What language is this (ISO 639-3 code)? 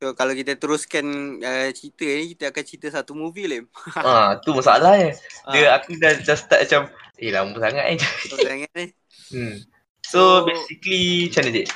msa